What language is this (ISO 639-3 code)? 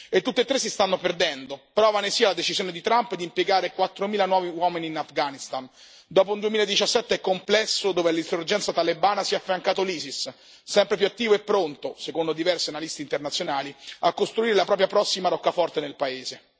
ita